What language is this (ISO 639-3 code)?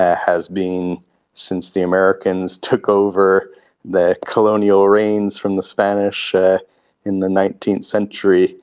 eng